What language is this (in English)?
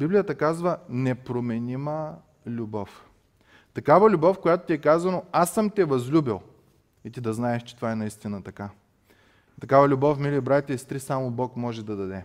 Bulgarian